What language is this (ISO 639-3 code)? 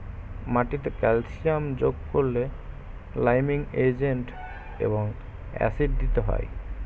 ben